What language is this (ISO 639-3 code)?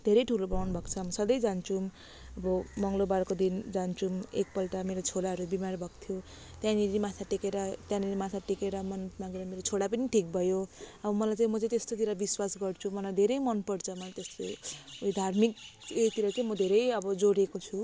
nep